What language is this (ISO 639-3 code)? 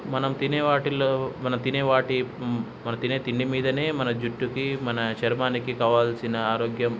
tel